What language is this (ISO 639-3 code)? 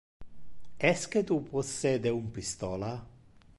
ina